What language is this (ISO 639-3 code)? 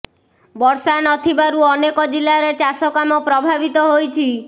ori